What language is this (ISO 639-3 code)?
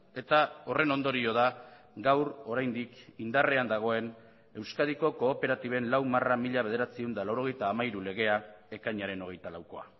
eus